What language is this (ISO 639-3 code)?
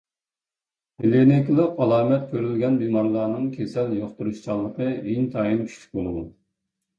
uig